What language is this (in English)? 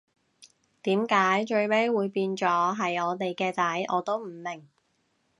Cantonese